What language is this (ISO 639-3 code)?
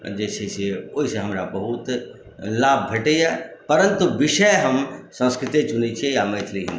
mai